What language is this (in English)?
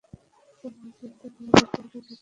Bangla